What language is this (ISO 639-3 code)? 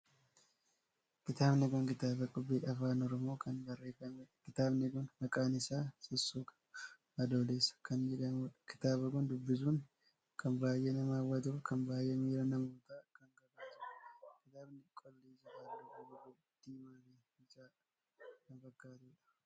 orm